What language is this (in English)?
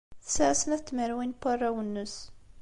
Kabyle